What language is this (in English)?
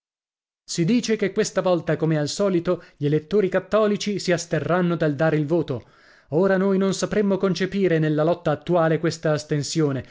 Italian